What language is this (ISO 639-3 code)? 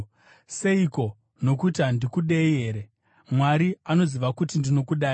sna